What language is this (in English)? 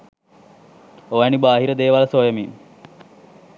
Sinhala